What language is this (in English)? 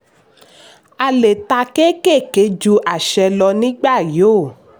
Yoruba